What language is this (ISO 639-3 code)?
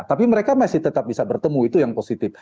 ind